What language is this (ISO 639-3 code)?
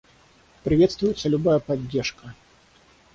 rus